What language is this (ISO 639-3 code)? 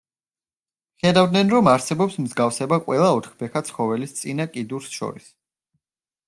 kat